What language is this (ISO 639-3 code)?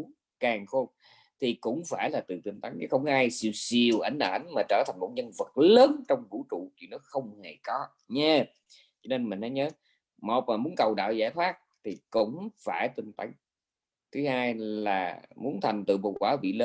vie